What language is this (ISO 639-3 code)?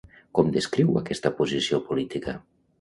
cat